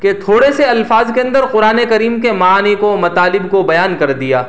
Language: Urdu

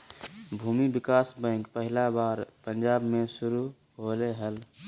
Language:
Magahi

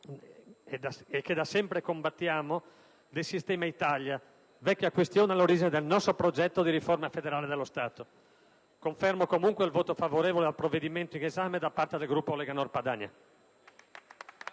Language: Italian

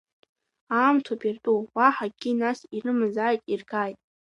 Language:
Abkhazian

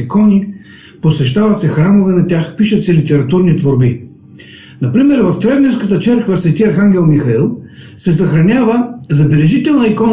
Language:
Bulgarian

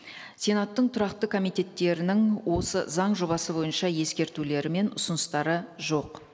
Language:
Kazakh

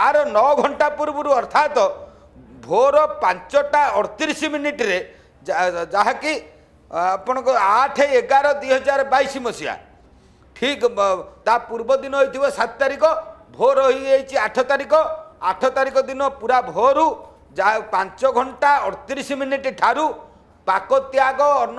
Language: Hindi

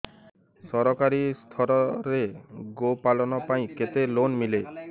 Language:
Odia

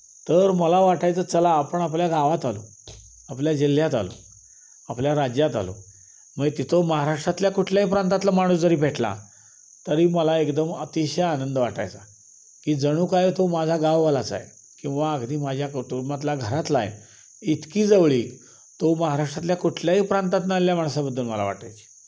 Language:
Marathi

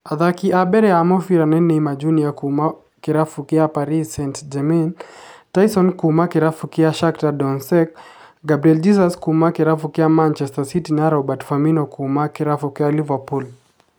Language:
Kikuyu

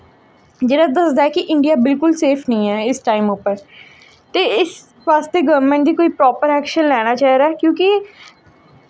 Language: Dogri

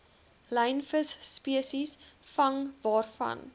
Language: Afrikaans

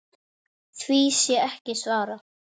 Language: Icelandic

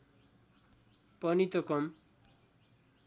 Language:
Nepali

